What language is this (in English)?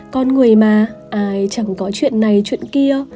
Vietnamese